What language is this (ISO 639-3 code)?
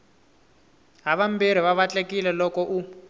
tso